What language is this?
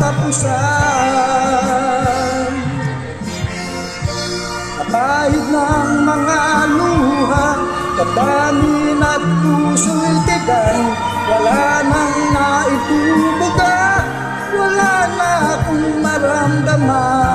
Filipino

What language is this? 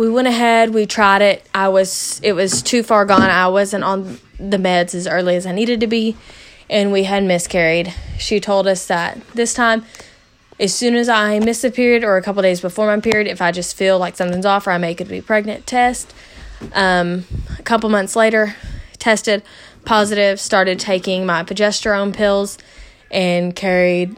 English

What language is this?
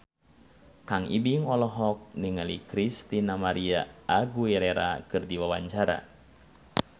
Sundanese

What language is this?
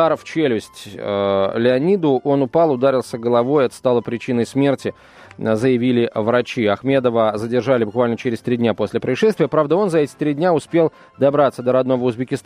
Russian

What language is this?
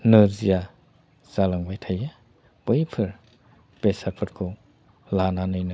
Bodo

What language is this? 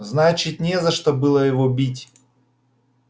Russian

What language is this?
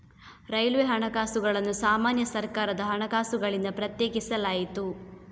Kannada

